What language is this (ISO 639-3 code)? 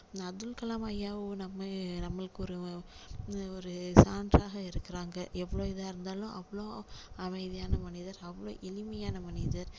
tam